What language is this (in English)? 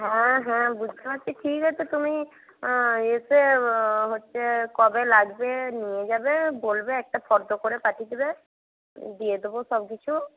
Bangla